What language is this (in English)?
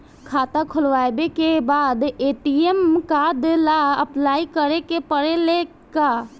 Bhojpuri